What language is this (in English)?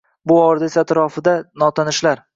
Uzbek